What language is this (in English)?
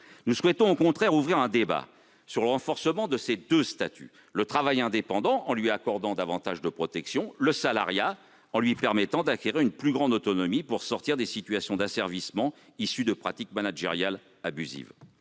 French